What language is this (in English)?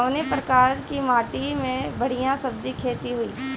Bhojpuri